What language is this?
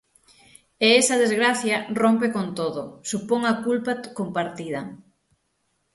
Galician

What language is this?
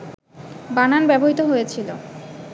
Bangla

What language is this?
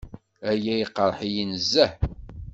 Kabyle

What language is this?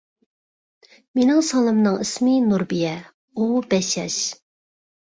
Uyghur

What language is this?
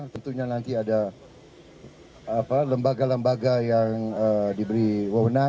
Indonesian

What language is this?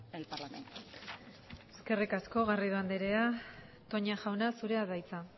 Basque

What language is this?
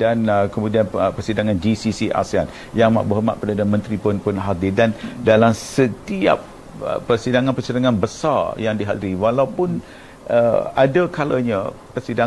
Malay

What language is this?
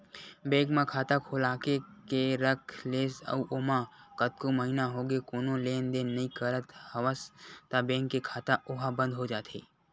Chhattisgarhi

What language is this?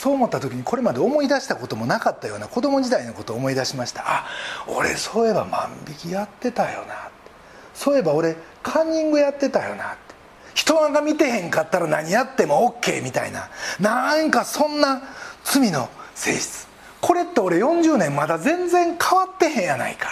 Japanese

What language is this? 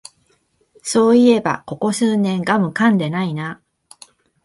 Japanese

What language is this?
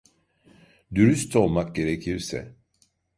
Turkish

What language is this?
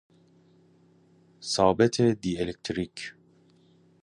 Persian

